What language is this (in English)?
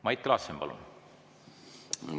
Estonian